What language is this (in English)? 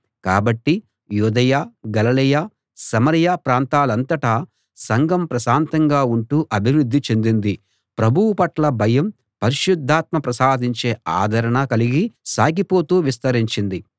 Telugu